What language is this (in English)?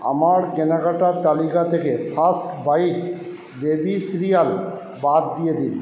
Bangla